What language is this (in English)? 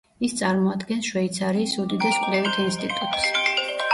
Georgian